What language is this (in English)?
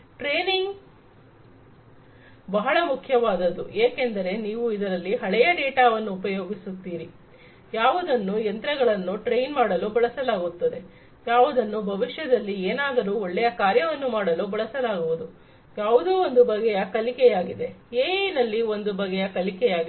Kannada